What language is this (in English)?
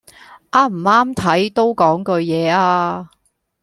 Cantonese